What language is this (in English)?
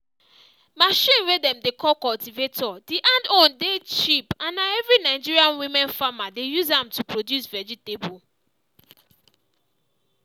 Nigerian Pidgin